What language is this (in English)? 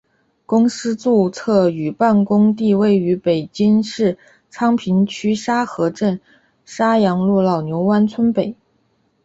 Chinese